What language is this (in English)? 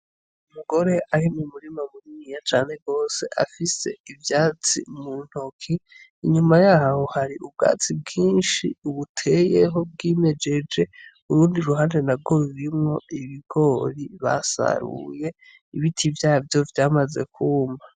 Rundi